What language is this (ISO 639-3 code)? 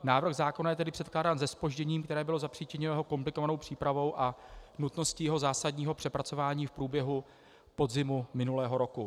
ces